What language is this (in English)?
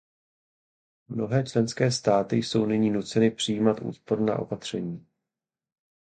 Czech